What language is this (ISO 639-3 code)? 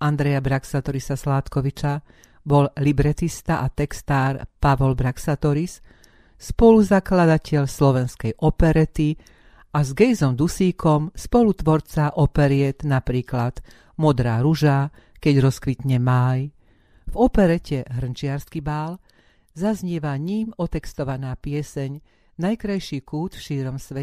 slk